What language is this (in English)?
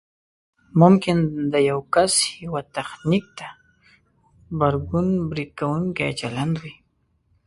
Pashto